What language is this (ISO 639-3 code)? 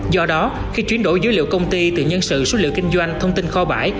vie